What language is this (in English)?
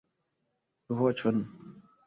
Esperanto